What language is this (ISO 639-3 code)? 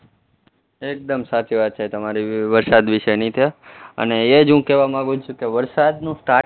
guj